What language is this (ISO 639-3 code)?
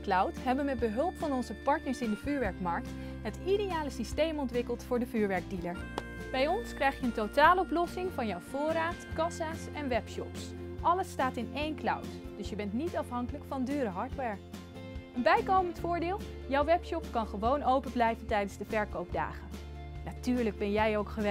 nld